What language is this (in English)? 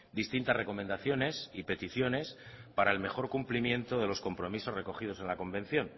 Spanish